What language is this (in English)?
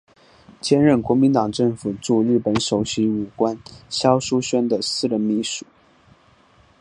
Chinese